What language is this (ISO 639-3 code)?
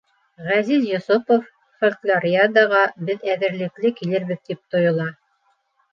bak